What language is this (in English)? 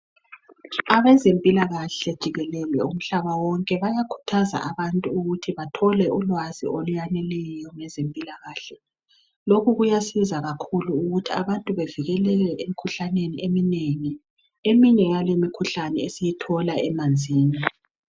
North Ndebele